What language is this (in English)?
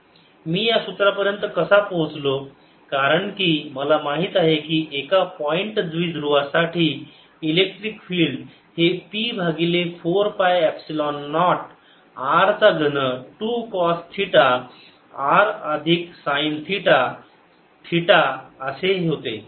Marathi